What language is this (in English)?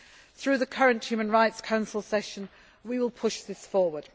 English